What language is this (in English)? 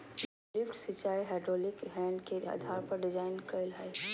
Magahi